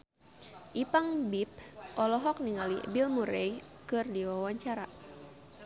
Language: Sundanese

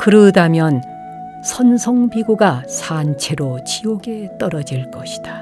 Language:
Korean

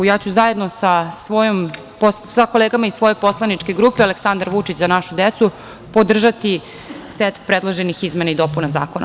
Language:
Serbian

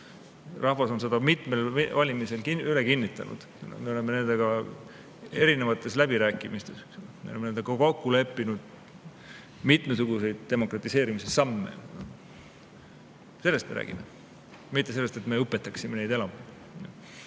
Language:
Estonian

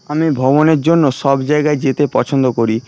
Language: Bangla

